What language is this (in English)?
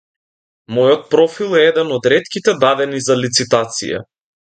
Macedonian